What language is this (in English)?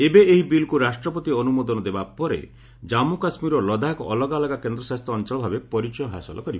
Odia